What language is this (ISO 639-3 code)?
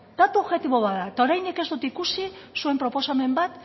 eus